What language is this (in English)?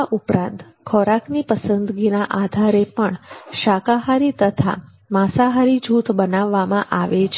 Gujarati